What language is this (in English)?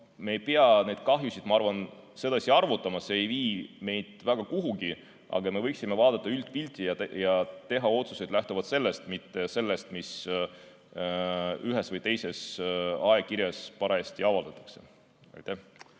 Estonian